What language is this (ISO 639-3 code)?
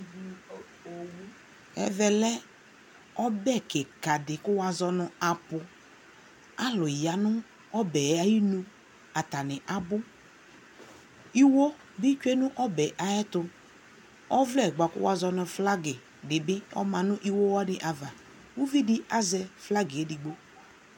kpo